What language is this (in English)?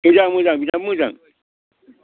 Bodo